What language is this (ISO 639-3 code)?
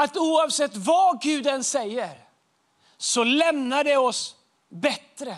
swe